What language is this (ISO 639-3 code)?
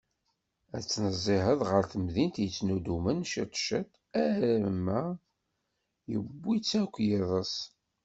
kab